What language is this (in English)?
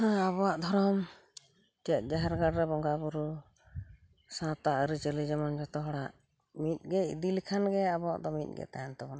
Santali